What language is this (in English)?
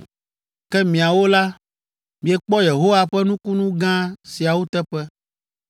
Ewe